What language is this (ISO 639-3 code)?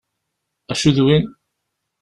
kab